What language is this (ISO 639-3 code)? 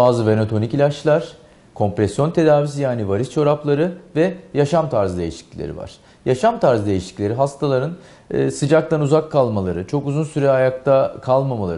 tur